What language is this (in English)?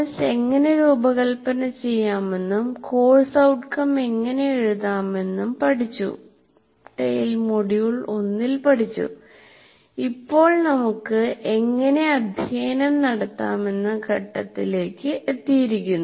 Malayalam